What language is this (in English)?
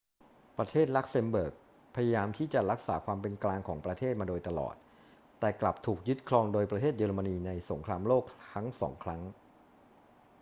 Thai